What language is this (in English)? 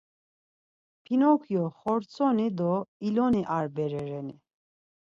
Laz